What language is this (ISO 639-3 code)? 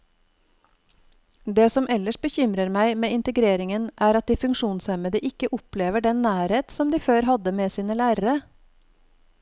nor